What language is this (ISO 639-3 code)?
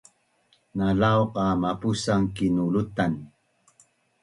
bnn